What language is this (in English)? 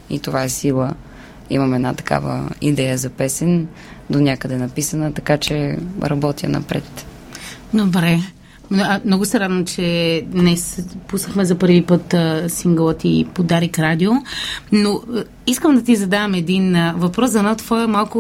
Bulgarian